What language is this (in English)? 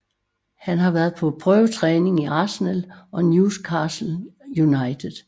Danish